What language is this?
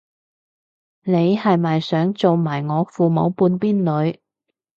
Cantonese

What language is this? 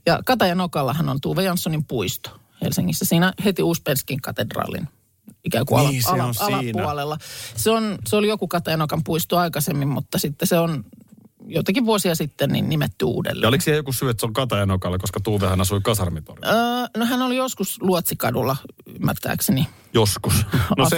Finnish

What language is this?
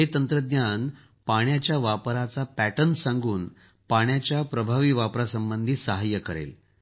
Marathi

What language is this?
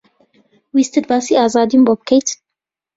Central Kurdish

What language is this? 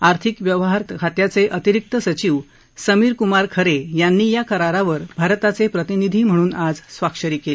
Marathi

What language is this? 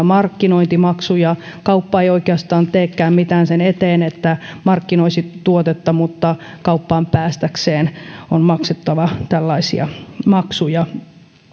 Finnish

